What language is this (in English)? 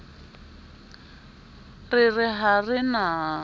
Southern Sotho